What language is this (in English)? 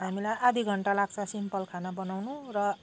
Nepali